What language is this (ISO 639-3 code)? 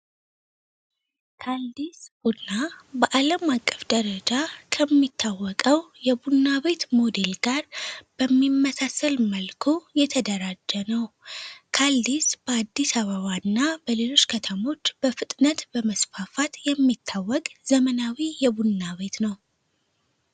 amh